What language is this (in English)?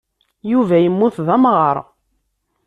Kabyle